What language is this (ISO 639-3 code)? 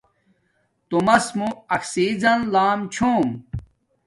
dmk